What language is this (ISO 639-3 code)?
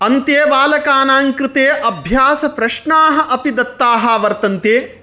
san